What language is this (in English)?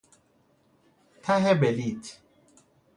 Persian